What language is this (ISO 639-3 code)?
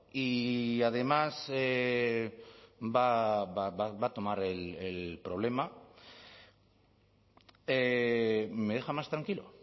spa